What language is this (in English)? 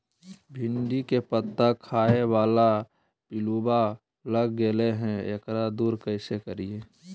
Magahi